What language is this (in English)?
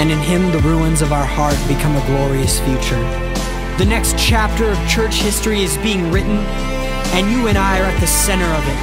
English